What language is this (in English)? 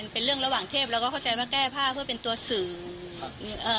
Thai